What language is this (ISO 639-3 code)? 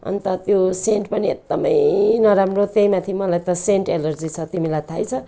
nep